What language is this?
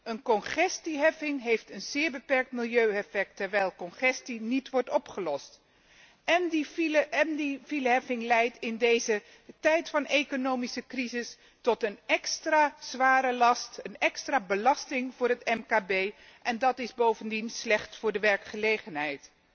Dutch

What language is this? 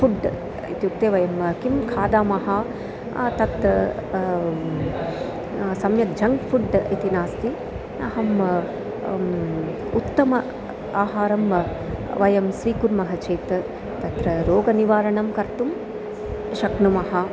Sanskrit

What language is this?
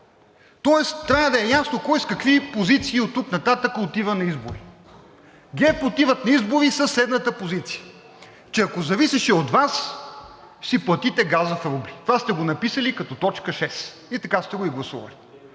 Bulgarian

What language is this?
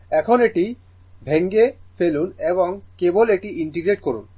Bangla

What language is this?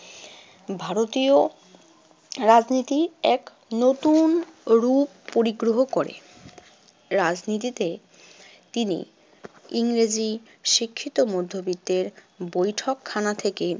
Bangla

